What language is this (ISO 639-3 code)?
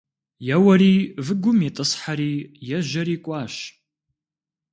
kbd